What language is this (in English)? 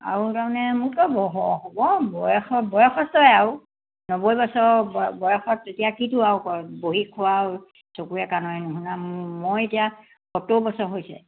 Assamese